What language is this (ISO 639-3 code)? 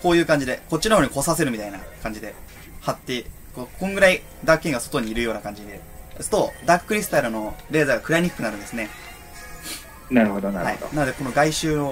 jpn